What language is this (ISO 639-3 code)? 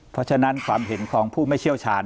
tha